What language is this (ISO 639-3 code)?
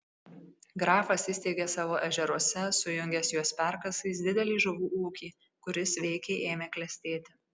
lit